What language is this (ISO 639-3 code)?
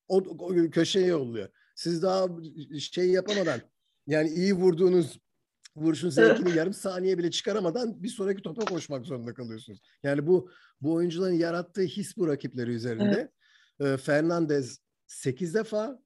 tur